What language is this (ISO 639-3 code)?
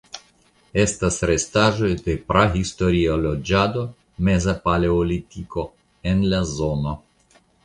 epo